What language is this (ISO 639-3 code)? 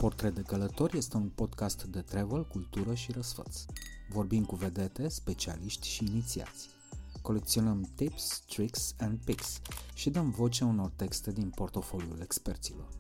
ron